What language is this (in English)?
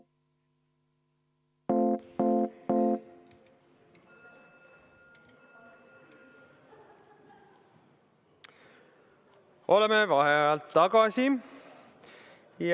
Estonian